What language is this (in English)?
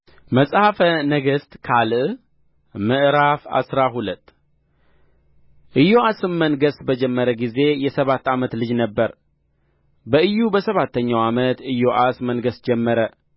Amharic